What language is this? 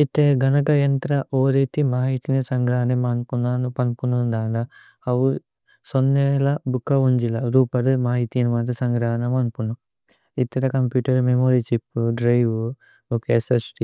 Tulu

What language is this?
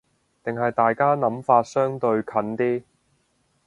Cantonese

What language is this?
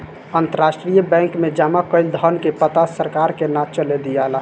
Bhojpuri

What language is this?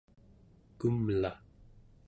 Central Yupik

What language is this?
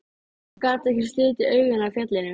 Icelandic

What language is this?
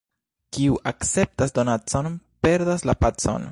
Esperanto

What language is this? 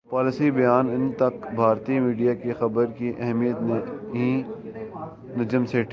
Urdu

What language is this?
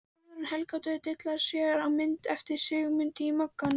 Icelandic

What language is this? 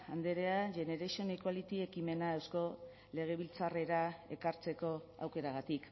Basque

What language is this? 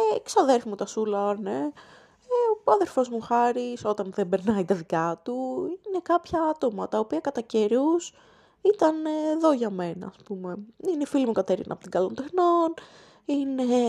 Greek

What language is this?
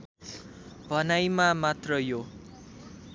Nepali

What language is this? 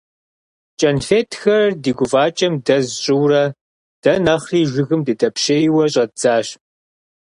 Kabardian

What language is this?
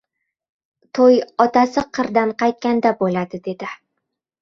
Uzbek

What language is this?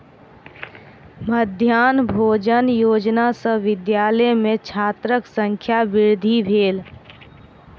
Maithili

